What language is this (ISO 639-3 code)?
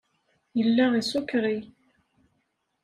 kab